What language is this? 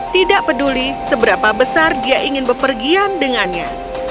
Indonesian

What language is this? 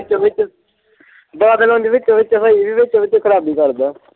Punjabi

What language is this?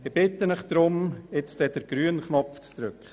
Swiss German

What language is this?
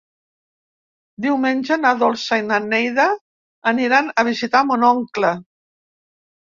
Catalan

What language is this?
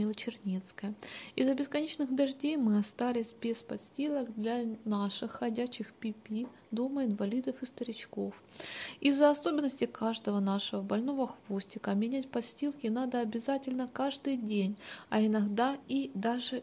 Russian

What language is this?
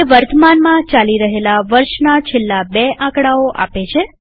Gujarati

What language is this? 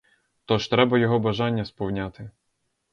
Ukrainian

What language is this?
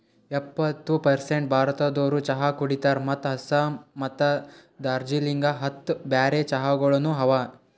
Kannada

